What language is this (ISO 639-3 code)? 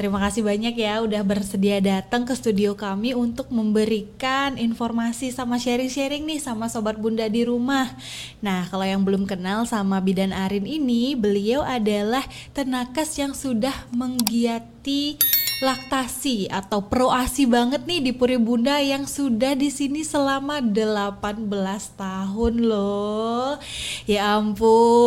ind